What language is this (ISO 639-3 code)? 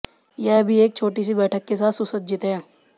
hin